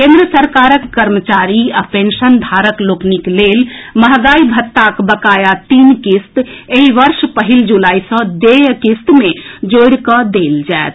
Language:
Maithili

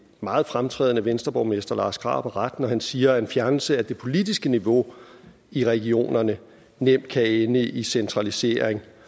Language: Danish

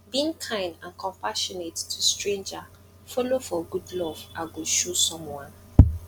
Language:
Nigerian Pidgin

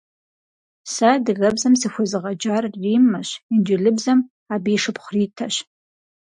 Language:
Kabardian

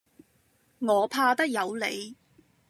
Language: Cantonese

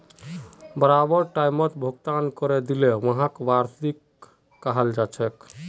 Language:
Magahi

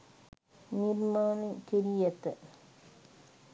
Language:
Sinhala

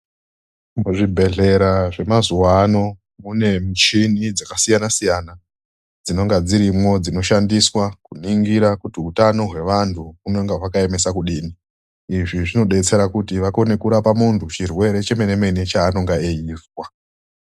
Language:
Ndau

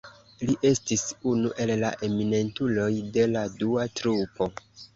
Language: Esperanto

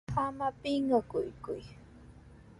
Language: Sihuas Ancash Quechua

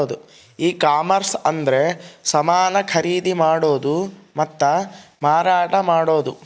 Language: Kannada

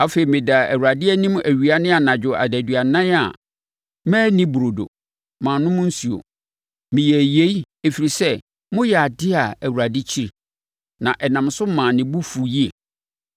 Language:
Akan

